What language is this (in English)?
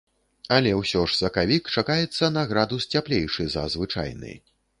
Belarusian